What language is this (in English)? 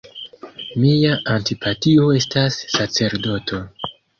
Esperanto